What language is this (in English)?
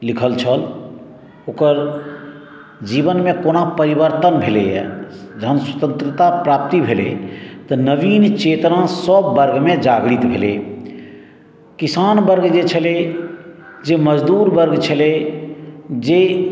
Maithili